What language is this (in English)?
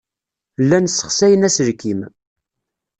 Kabyle